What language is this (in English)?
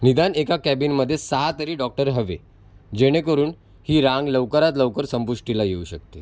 Marathi